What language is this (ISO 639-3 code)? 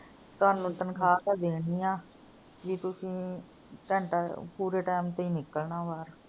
pan